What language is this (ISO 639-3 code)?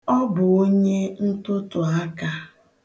ibo